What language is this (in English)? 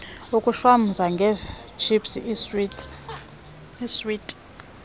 Xhosa